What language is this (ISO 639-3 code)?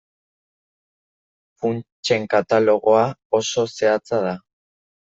eus